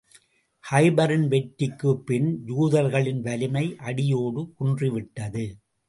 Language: Tamil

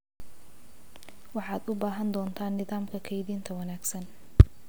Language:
Somali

